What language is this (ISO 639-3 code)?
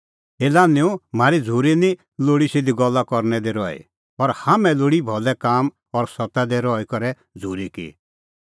kfx